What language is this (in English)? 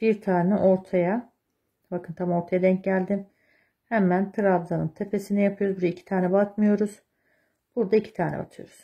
Turkish